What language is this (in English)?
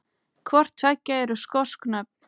Icelandic